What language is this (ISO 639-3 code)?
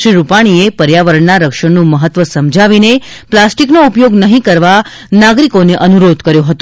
guj